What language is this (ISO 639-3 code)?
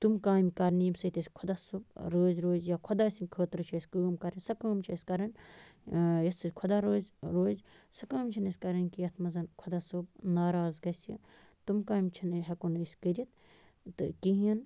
kas